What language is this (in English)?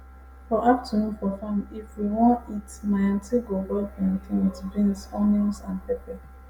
Nigerian Pidgin